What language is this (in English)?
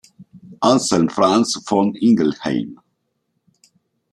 Italian